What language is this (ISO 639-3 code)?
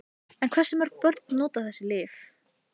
isl